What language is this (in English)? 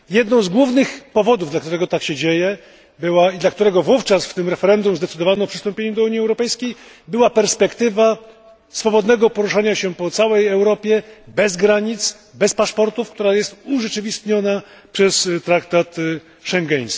Polish